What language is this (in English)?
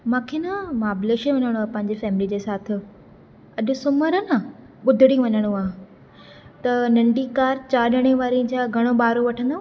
Sindhi